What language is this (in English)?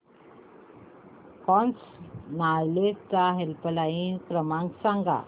Marathi